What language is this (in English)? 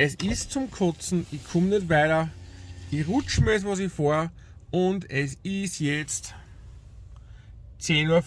German